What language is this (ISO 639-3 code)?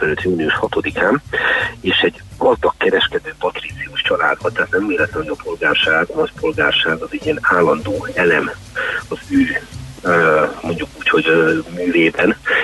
hun